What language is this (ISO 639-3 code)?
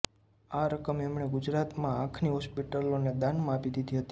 guj